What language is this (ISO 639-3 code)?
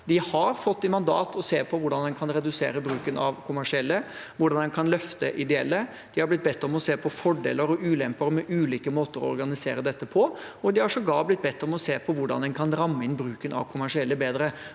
nor